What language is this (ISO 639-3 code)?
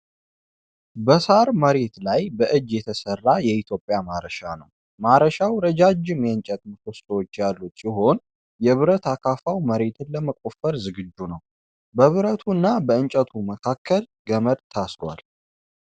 amh